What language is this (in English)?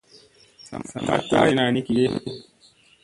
Musey